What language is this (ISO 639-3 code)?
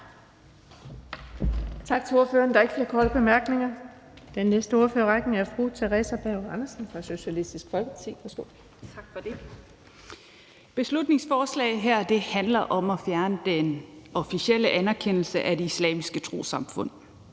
dan